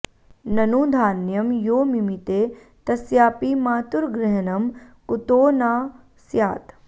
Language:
Sanskrit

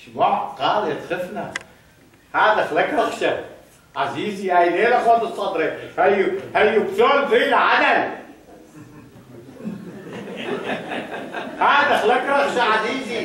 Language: Arabic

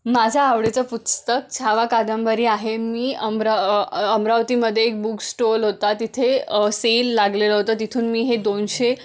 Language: Marathi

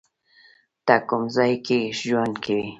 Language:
Pashto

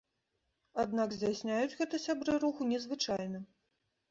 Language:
Belarusian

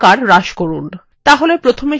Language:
Bangla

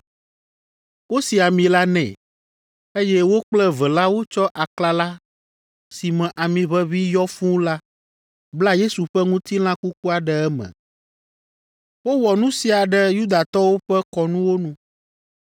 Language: Ewe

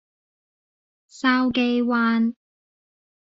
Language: Cantonese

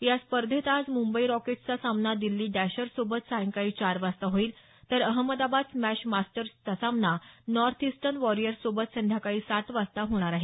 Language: Marathi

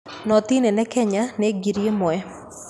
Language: Kikuyu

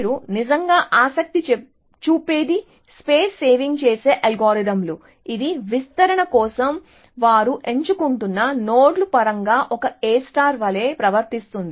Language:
Telugu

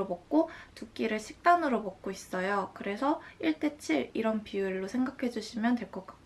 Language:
Korean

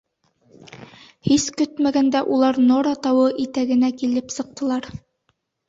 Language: Bashkir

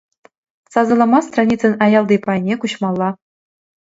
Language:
Chuvash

